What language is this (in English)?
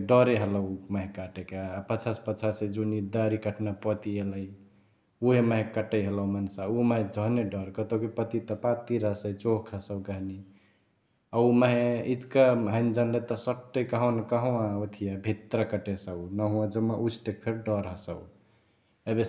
Chitwania Tharu